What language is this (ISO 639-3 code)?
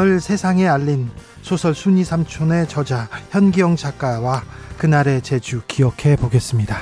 kor